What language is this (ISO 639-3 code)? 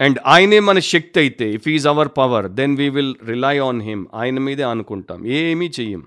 tel